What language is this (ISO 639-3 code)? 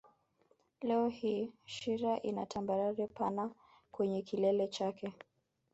swa